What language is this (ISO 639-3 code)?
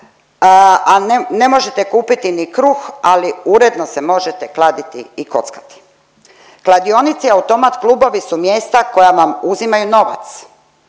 hrv